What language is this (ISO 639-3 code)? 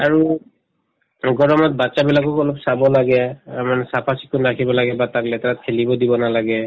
asm